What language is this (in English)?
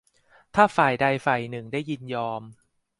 Thai